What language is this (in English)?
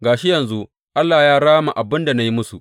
Hausa